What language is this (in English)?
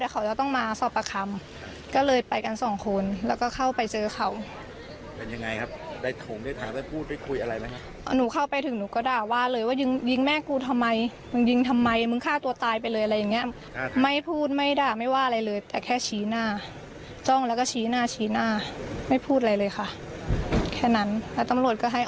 Thai